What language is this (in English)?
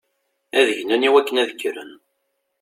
Kabyle